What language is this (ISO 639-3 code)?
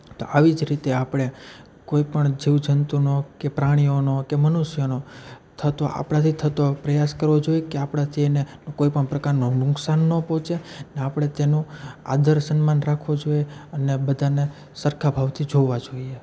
guj